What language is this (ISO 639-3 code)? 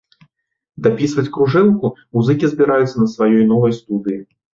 bel